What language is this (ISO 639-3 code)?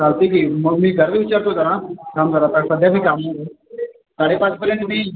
mar